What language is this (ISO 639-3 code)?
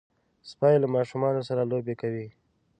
pus